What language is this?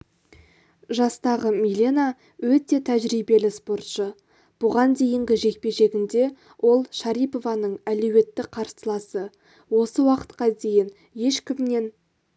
Kazakh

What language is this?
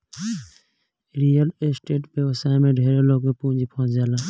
Bhojpuri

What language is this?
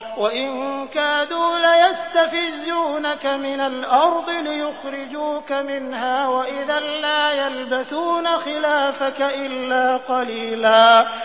Arabic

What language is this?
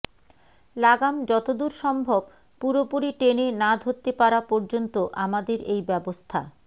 Bangla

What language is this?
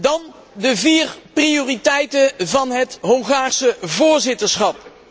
Dutch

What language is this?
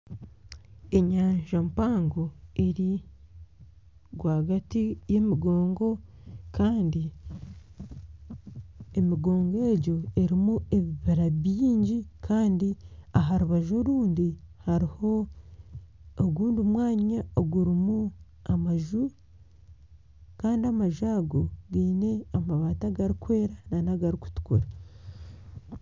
Nyankole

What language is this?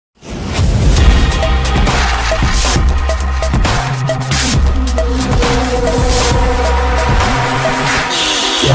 Arabic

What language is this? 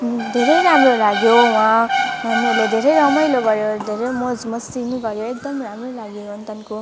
Nepali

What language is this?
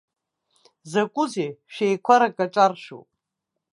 Abkhazian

